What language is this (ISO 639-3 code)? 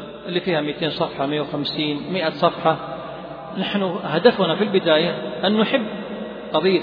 ara